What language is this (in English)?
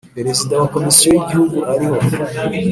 Kinyarwanda